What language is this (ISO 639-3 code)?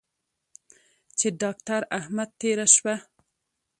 pus